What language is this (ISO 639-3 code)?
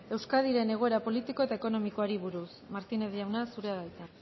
eus